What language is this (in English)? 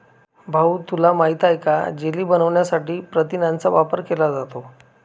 Marathi